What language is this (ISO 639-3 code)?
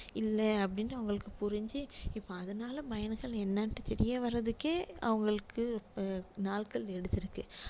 tam